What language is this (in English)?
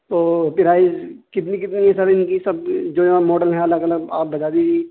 Urdu